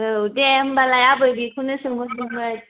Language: Bodo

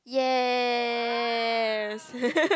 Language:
English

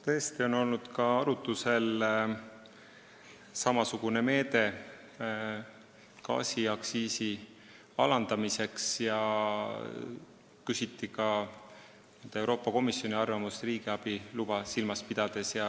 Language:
Estonian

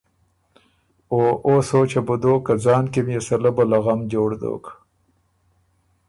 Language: Ormuri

